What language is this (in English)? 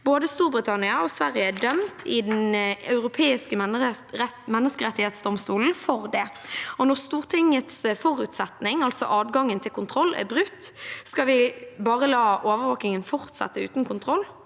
Norwegian